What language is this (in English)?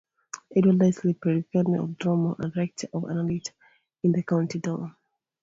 English